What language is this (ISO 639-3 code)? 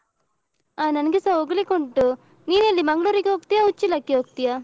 kan